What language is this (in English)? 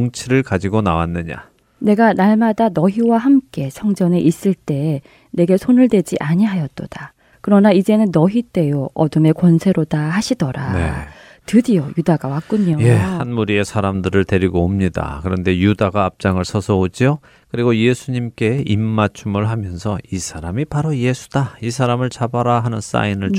Korean